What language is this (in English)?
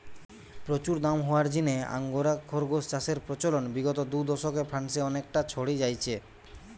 Bangla